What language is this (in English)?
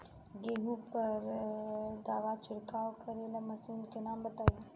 Bhojpuri